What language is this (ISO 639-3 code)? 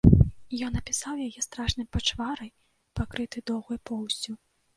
bel